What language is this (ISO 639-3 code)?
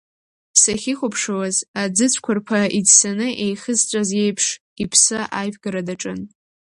abk